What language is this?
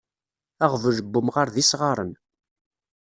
Kabyle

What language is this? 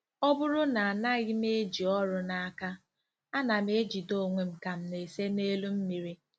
Igbo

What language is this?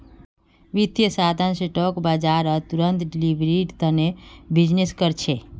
Magahi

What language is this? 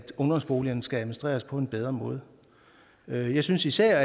Danish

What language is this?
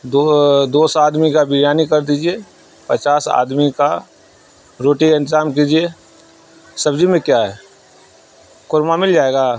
Urdu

